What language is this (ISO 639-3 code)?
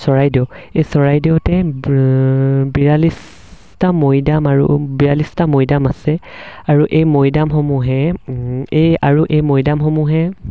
asm